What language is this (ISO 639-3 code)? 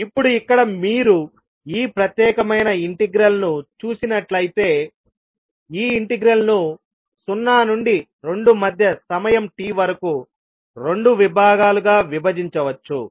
tel